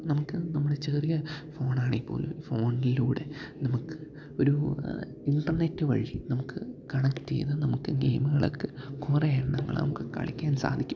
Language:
Malayalam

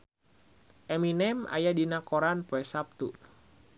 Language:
Sundanese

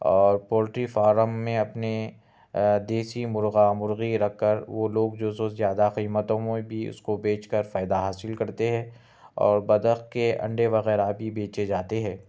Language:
Urdu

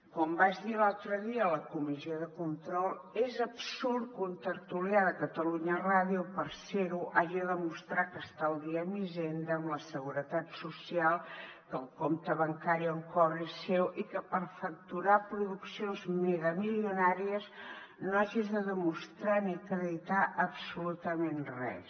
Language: Catalan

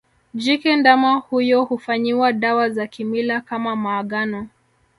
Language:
Swahili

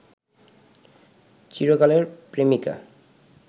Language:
Bangla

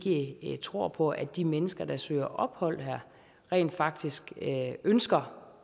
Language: Danish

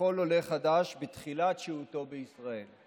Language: Hebrew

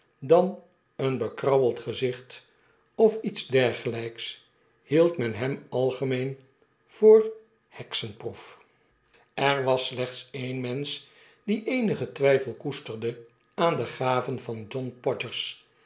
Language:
Dutch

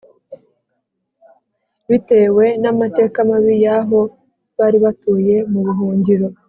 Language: Kinyarwanda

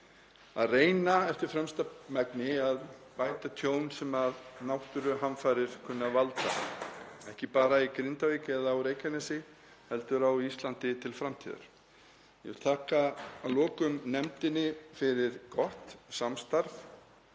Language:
Icelandic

